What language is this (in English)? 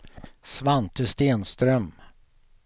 Swedish